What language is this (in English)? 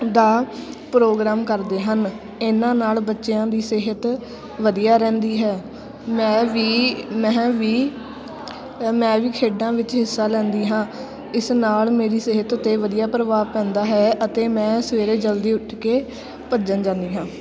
Punjabi